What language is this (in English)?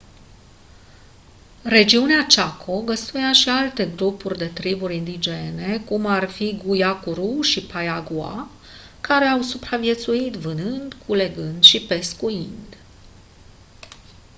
Romanian